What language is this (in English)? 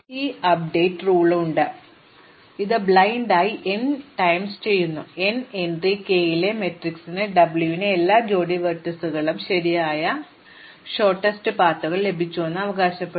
Malayalam